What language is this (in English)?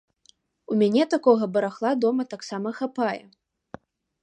Belarusian